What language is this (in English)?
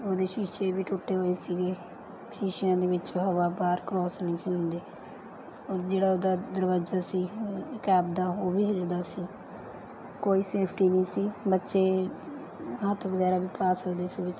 Punjabi